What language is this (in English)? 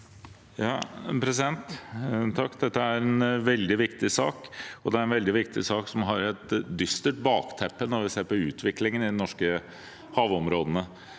Norwegian